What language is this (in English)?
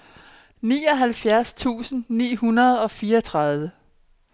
Danish